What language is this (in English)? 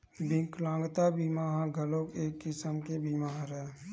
Chhattisgarhi